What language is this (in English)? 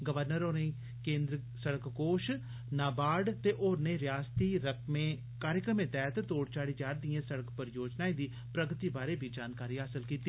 Dogri